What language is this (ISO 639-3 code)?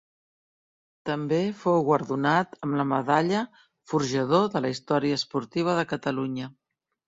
cat